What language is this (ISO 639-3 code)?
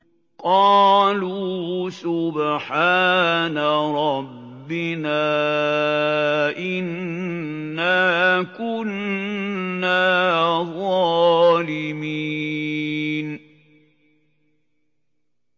ara